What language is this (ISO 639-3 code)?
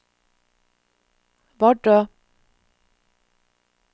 nor